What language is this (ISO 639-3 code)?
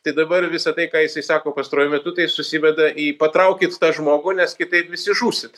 lit